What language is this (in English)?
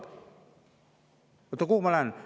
Estonian